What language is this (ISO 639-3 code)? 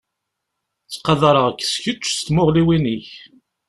kab